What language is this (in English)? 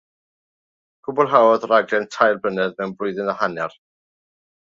Welsh